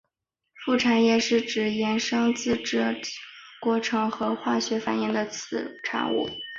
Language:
Chinese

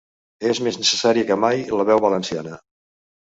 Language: Catalan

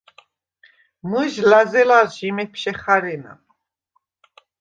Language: Svan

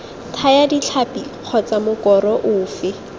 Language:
Tswana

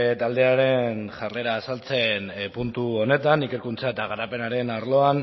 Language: Basque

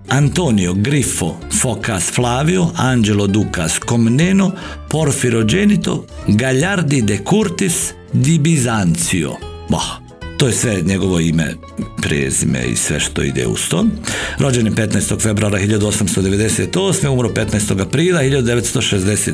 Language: Croatian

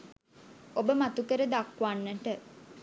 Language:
Sinhala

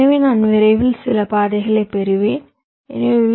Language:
Tamil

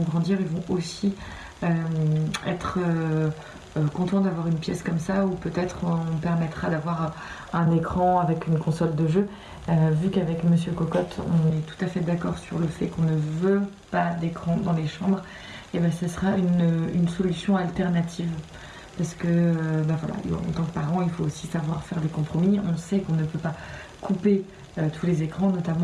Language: French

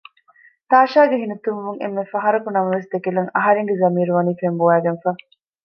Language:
Divehi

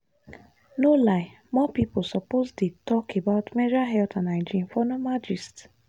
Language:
Nigerian Pidgin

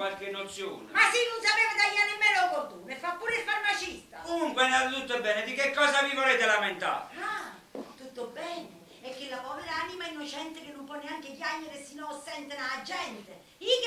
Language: Italian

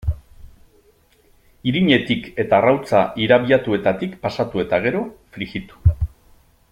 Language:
Basque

